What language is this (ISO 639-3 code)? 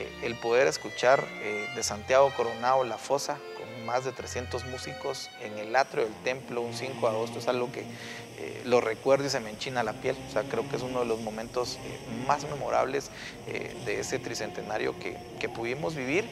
spa